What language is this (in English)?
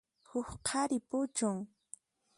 Puno Quechua